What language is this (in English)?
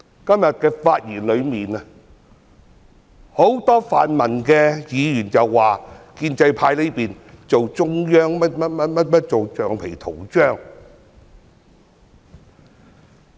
Cantonese